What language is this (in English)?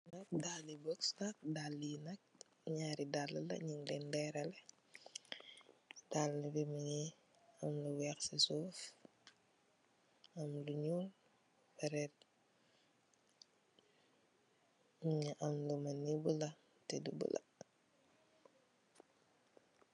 Wolof